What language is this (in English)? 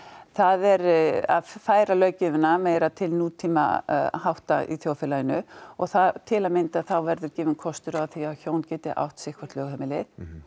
Icelandic